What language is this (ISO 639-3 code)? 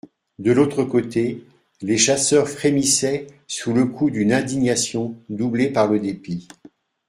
fra